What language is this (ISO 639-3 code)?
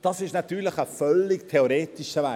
gsw